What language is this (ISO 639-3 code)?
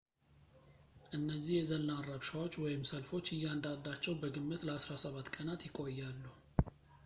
amh